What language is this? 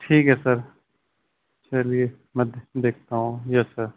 Urdu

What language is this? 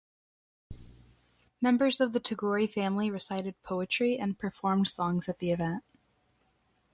English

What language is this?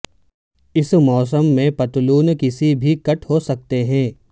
Urdu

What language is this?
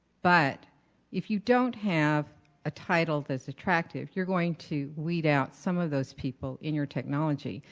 English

